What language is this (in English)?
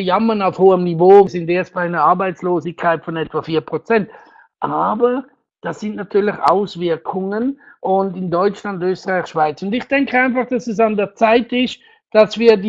German